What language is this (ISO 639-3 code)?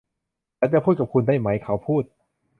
tha